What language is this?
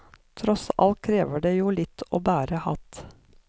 Norwegian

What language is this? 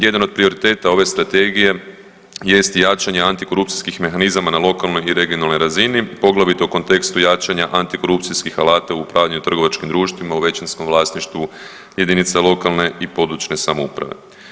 Croatian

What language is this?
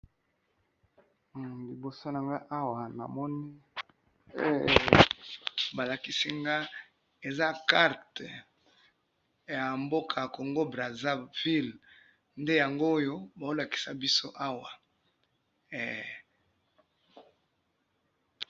Lingala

